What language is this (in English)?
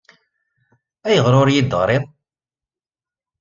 Kabyle